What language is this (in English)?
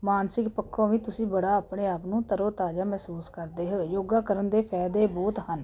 Punjabi